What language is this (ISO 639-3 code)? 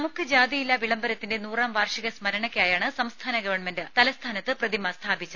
mal